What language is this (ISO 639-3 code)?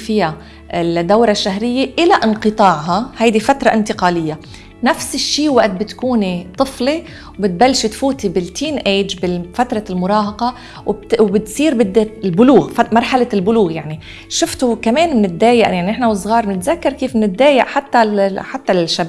ara